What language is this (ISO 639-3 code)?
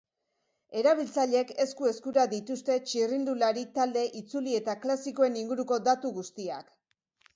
eus